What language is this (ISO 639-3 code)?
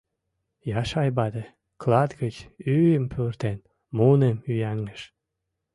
chm